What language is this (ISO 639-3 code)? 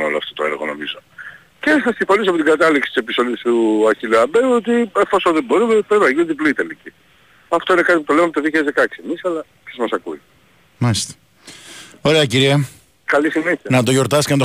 ell